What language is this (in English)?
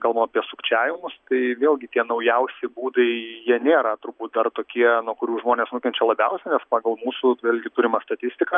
Lithuanian